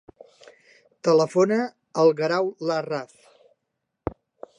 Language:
Catalan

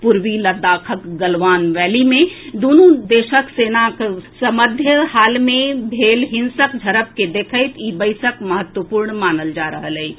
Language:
Maithili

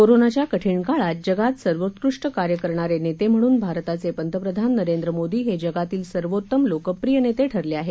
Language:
Marathi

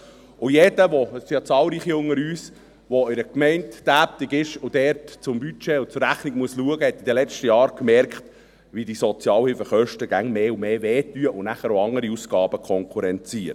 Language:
Swiss German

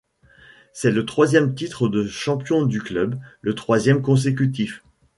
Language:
French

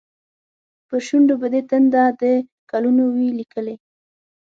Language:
Pashto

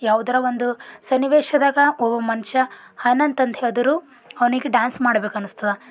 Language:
Kannada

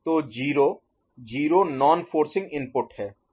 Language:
Hindi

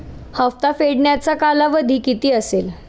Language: Marathi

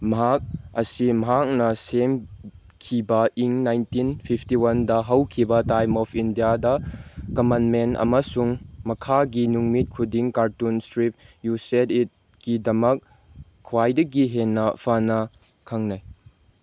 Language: Manipuri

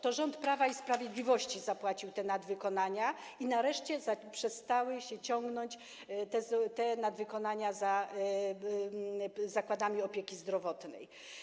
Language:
Polish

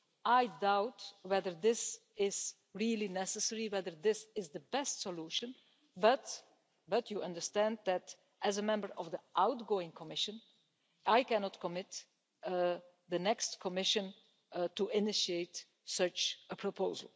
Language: English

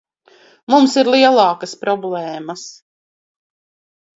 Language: Latvian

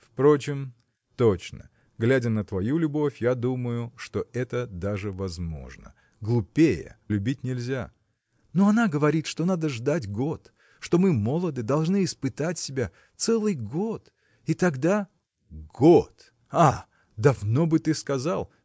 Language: Russian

